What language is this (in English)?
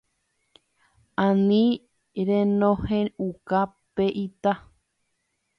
Guarani